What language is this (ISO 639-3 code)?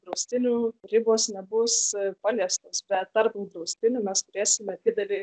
lit